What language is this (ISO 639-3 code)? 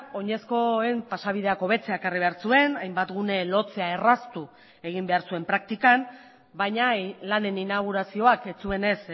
eus